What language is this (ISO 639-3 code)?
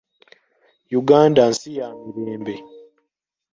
lug